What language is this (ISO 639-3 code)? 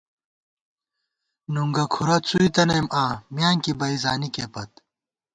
gwt